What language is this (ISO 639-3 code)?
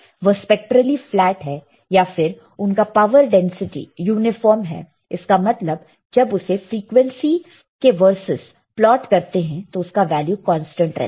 hin